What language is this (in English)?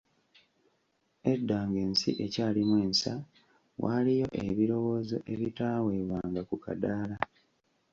Ganda